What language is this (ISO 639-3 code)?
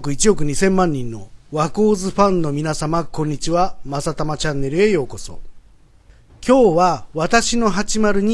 jpn